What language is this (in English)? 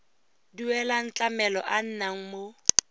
Tswana